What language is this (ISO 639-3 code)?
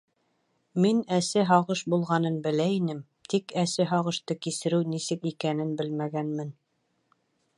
bak